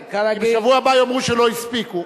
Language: Hebrew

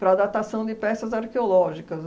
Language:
Portuguese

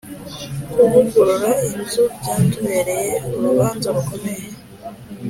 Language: Kinyarwanda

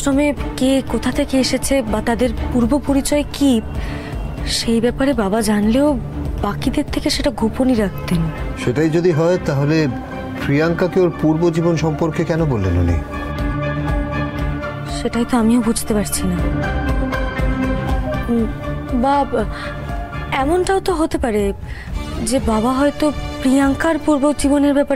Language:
Romanian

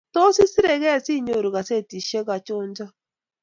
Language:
Kalenjin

